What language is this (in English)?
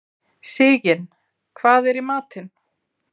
Icelandic